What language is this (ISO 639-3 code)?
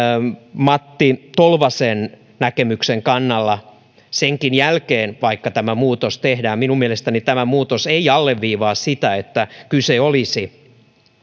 fin